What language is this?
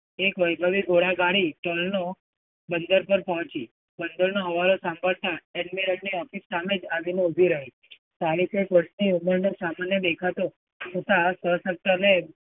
Gujarati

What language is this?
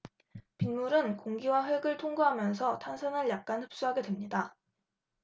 Korean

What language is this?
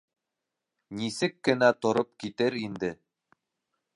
Bashkir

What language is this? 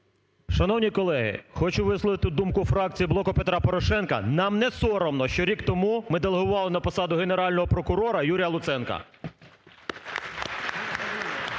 Ukrainian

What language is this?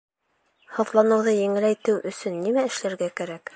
Bashkir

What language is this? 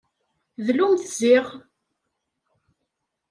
Kabyle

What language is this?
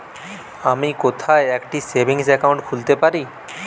Bangla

